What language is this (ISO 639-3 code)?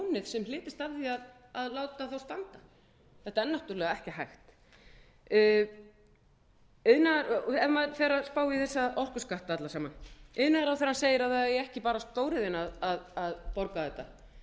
isl